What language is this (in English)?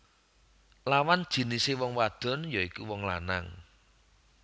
Javanese